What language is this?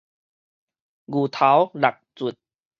Min Nan Chinese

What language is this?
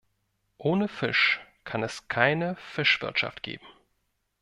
German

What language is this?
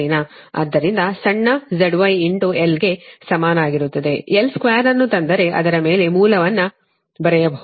Kannada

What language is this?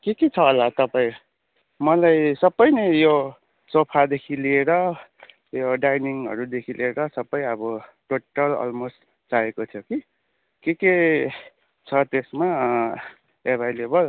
Nepali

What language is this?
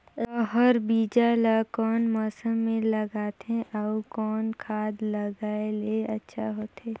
Chhattisgarhi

